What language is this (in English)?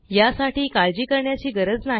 Marathi